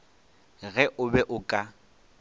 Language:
Northern Sotho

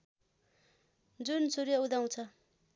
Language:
Nepali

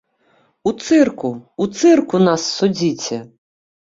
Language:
Belarusian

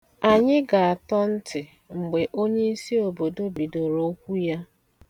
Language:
Igbo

